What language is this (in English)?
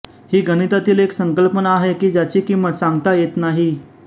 Marathi